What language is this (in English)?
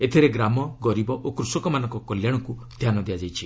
Odia